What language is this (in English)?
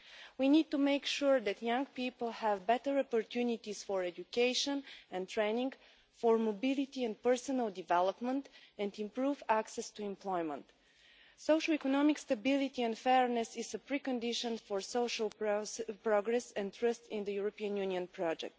English